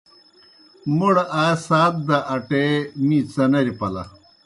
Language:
Kohistani Shina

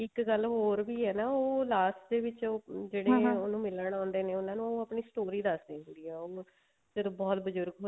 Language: Punjabi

